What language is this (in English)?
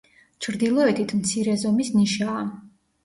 Georgian